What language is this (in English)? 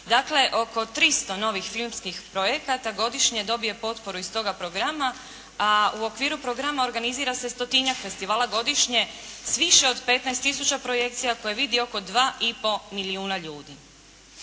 Croatian